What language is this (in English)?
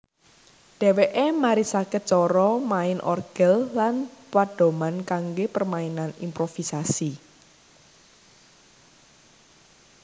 Javanese